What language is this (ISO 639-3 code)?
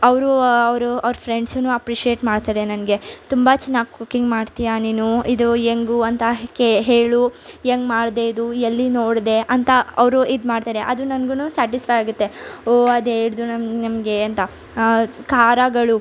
kan